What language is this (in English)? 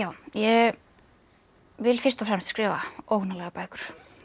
Icelandic